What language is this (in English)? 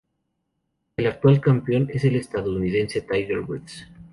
Spanish